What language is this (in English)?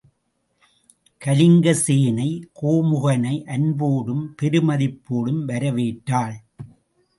Tamil